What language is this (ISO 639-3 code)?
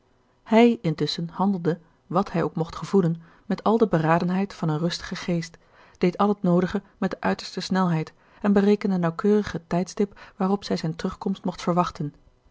nld